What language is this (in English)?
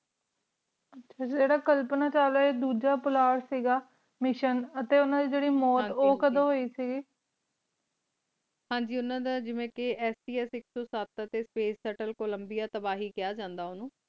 Punjabi